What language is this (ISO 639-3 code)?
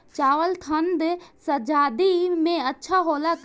bho